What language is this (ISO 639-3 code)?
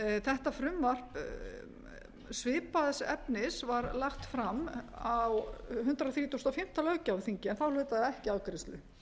isl